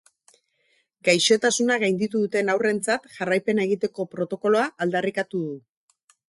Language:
Basque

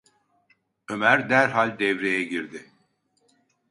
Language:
Turkish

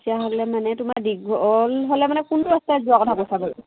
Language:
Assamese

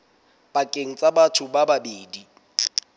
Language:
Southern Sotho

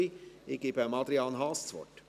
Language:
Swiss German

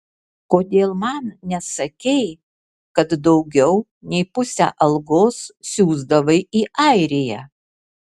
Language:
Lithuanian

